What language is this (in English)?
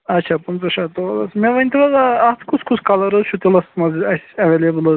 Kashmiri